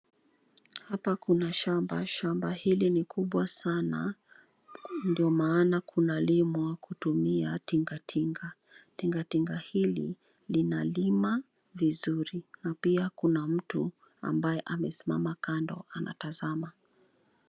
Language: Swahili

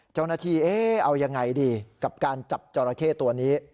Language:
Thai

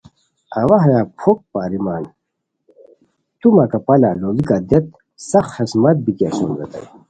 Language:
Khowar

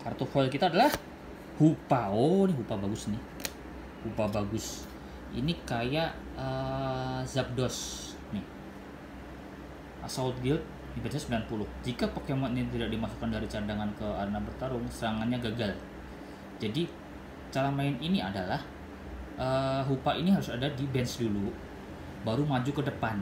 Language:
Indonesian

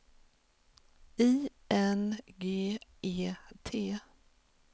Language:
Swedish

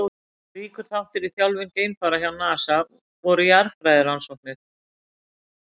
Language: Icelandic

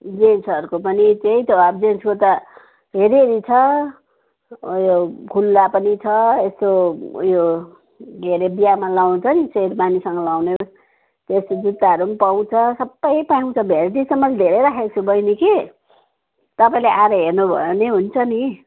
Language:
Nepali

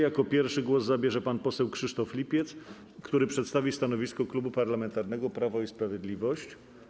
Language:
Polish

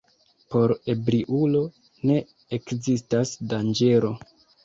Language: Esperanto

